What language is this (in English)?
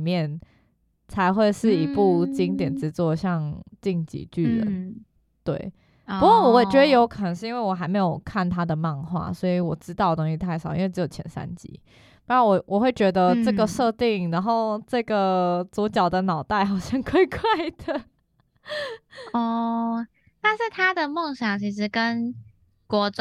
Chinese